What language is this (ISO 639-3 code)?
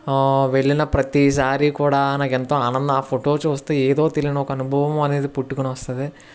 tel